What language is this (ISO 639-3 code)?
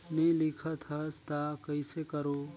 hne